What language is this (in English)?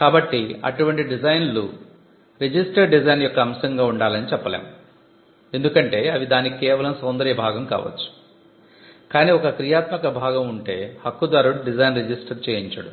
Telugu